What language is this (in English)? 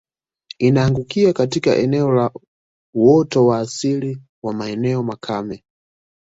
Swahili